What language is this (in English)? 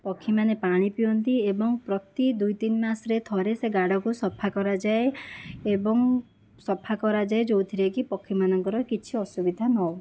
Odia